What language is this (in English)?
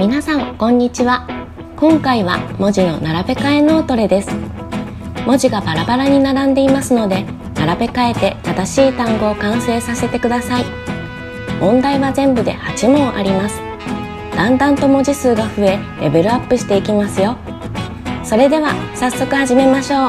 Japanese